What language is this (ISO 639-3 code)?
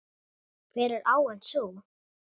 isl